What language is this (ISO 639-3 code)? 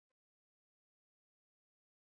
swa